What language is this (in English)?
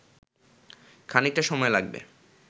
Bangla